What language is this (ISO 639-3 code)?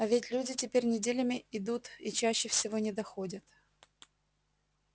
rus